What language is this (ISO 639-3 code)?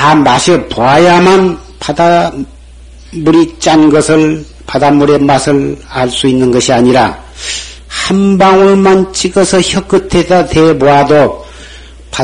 kor